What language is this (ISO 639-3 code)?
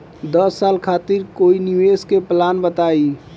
bho